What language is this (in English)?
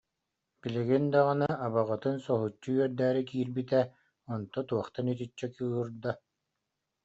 Yakut